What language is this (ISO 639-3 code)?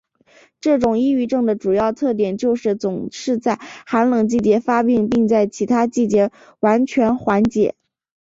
zho